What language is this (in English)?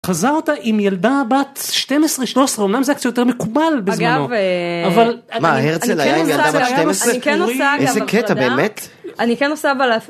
Hebrew